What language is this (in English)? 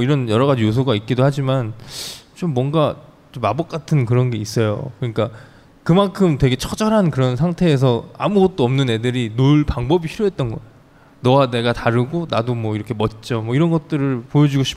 Korean